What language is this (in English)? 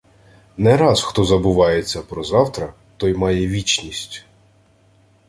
Ukrainian